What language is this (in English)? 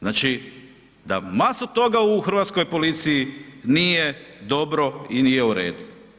Croatian